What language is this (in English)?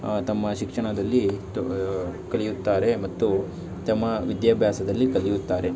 Kannada